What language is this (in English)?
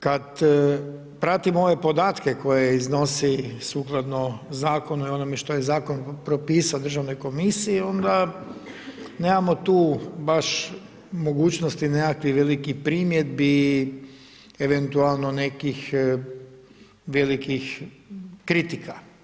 Croatian